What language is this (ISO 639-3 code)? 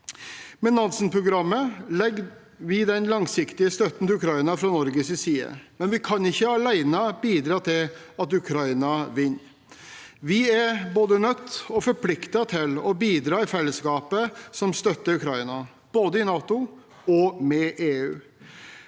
nor